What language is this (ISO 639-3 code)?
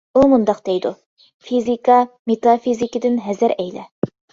uig